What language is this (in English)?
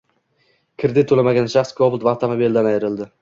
Uzbek